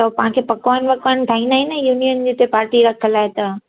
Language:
Sindhi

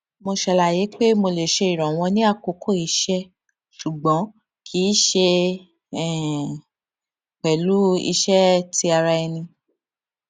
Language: Yoruba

